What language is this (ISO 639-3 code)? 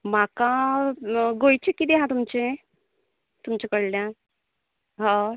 kok